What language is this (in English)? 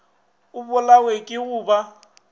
Northern Sotho